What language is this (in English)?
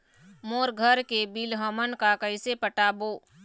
Chhattisgarhi